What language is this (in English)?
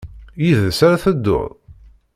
Kabyle